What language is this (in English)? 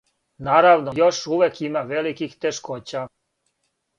Serbian